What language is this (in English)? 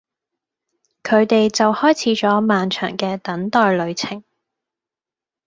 Cantonese